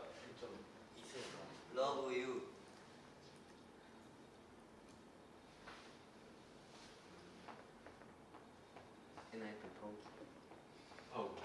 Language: Korean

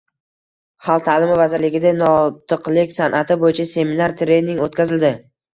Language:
Uzbek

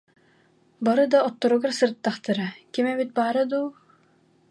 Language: Yakut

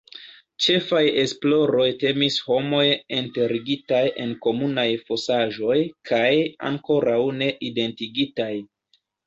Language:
Esperanto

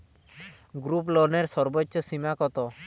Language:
Bangla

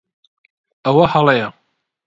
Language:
Central Kurdish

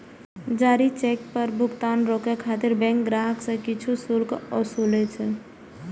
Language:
Maithili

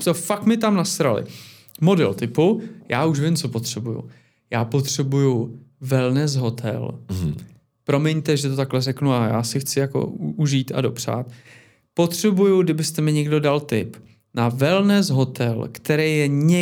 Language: Czech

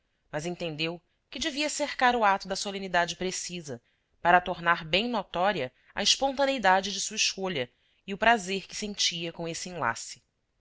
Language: Portuguese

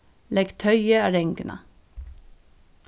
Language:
Faroese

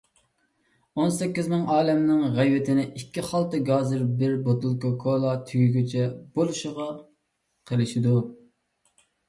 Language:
Uyghur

